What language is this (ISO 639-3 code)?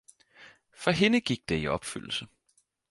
dan